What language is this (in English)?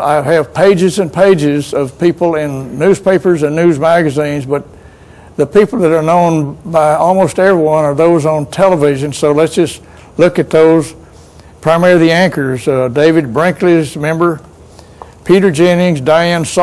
English